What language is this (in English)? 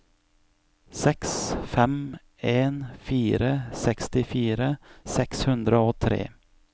Norwegian